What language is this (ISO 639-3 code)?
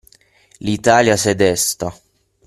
ita